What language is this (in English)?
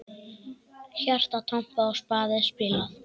Icelandic